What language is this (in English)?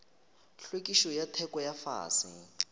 Northern Sotho